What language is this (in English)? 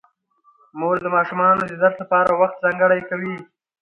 Pashto